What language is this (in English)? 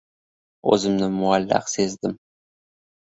Uzbek